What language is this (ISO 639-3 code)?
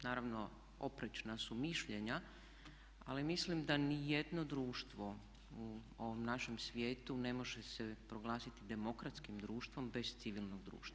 hrv